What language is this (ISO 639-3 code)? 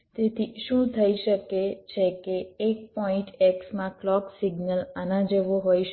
guj